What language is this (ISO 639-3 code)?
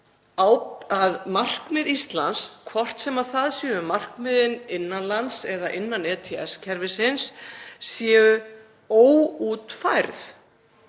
isl